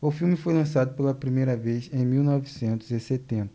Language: Portuguese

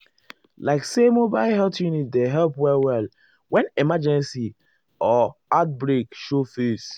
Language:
Nigerian Pidgin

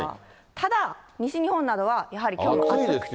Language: Japanese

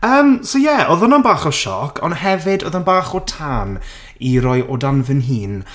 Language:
Welsh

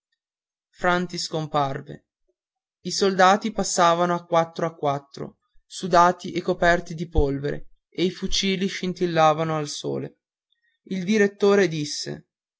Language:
Italian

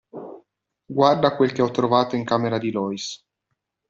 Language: Italian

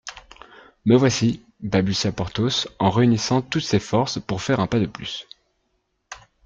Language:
French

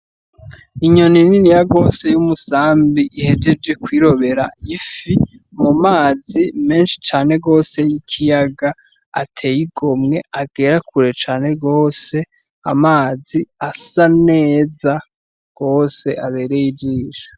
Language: Rundi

